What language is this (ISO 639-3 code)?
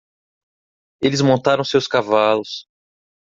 por